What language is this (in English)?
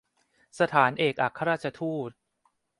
Thai